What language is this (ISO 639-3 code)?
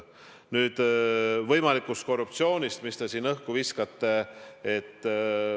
est